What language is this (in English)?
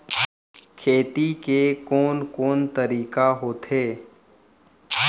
Chhattisgarhi